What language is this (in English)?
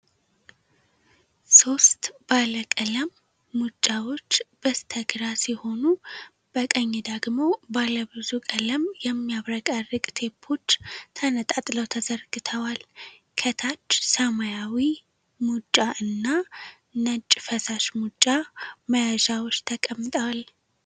Amharic